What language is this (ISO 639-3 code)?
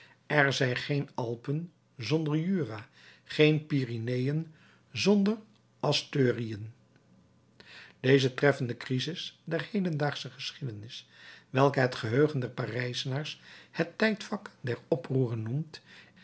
nld